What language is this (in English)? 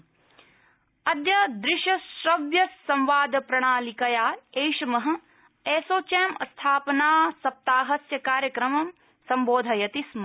Sanskrit